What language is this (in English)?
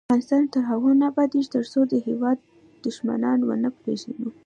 Pashto